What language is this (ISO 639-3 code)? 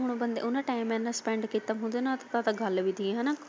pan